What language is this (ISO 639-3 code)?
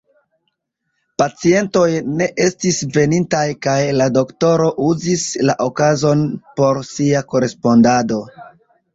epo